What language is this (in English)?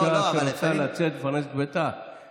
Hebrew